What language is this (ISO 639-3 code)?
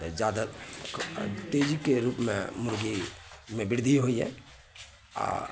mai